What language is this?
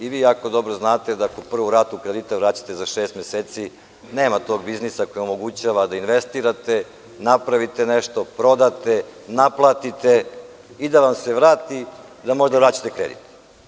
Serbian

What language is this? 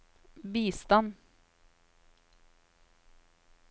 Norwegian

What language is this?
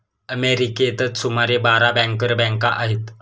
Marathi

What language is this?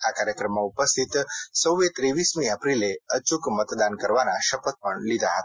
Gujarati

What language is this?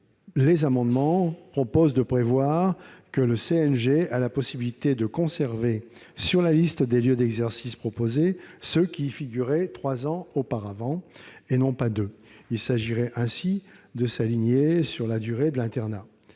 French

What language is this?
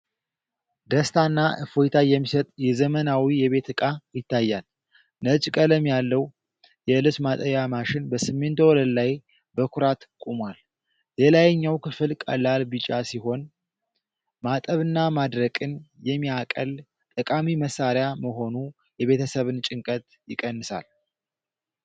Amharic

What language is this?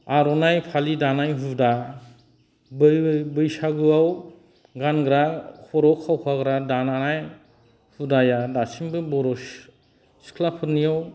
Bodo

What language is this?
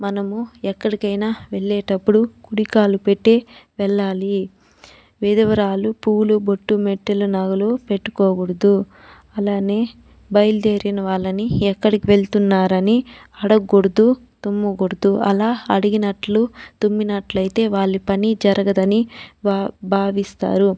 Telugu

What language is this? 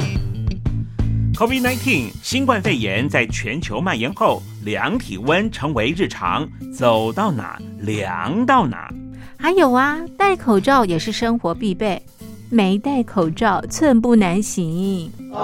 Chinese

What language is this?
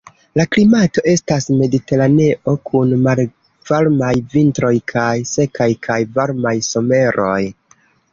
Esperanto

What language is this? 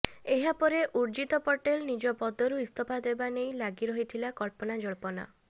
Odia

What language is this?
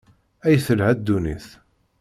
Kabyle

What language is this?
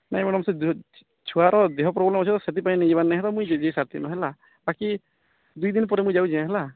Odia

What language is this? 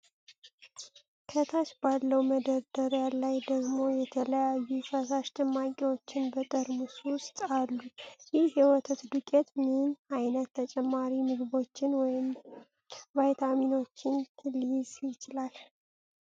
Amharic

